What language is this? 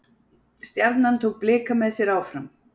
Icelandic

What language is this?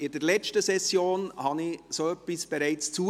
Swiss German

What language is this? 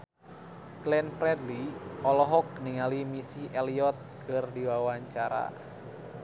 Sundanese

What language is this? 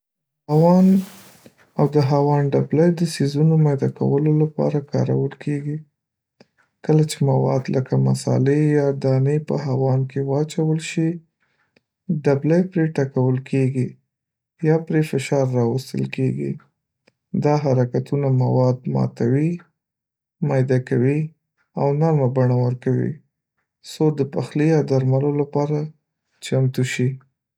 Pashto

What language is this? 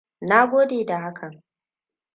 Hausa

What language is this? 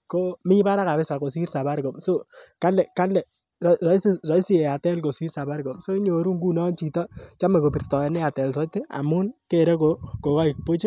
Kalenjin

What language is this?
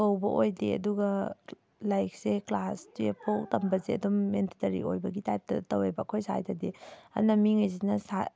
Manipuri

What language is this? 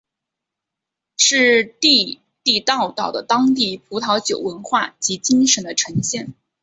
Chinese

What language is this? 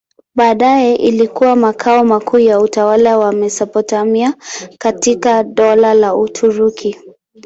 Swahili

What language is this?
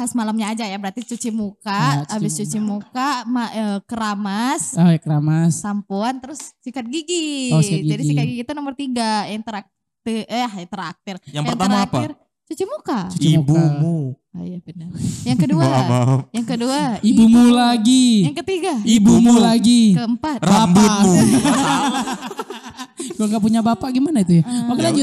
Indonesian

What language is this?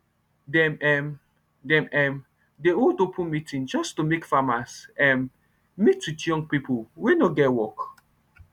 Nigerian Pidgin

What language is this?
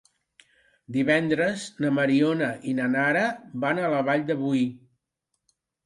Catalan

